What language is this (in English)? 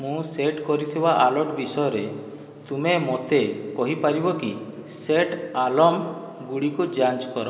Odia